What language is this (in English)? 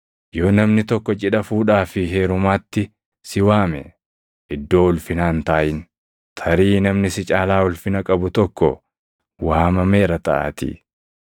Oromo